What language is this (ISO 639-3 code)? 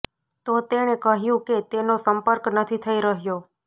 guj